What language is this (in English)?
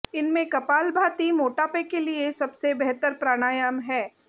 Hindi